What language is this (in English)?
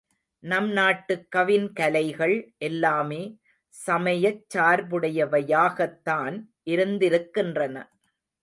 Tamil